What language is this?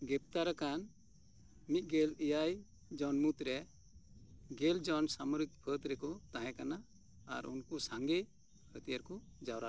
Santali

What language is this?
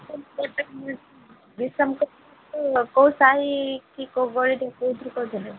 Odia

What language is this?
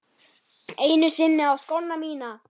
Icelandic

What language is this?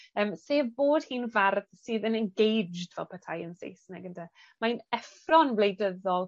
Welsh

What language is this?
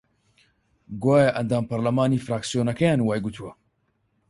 Central Kurdish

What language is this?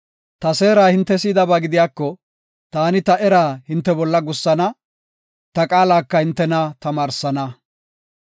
Gofa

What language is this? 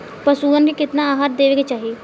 Bhojpuri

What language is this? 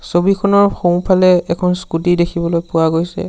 Assamese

